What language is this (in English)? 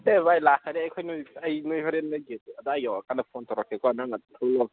Manipuri